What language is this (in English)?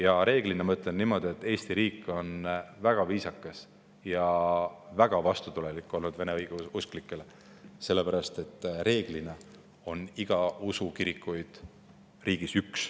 Estonian